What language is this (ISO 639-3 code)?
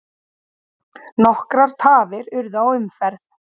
isl